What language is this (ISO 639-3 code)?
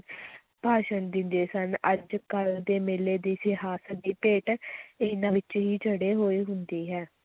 pan